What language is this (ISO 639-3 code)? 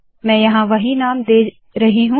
hin